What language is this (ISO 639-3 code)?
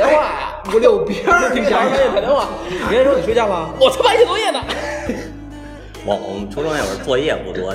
zho